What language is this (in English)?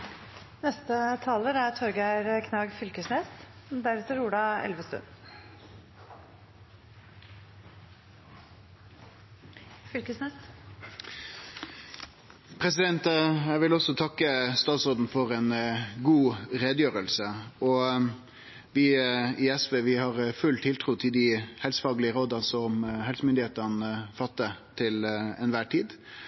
Norwegian Nynorsk